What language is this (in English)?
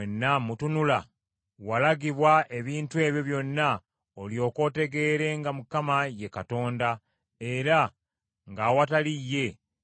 Ganda